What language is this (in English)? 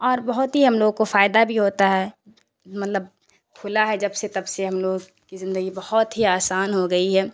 Urdu